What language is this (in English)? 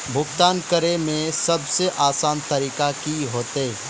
Magahi